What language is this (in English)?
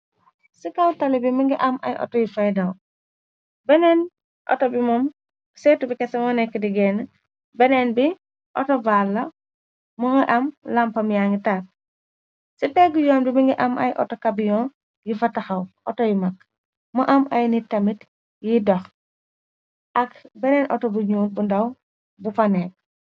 Wolof